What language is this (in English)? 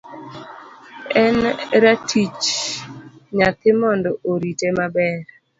Luo (Kenya and Tanzania)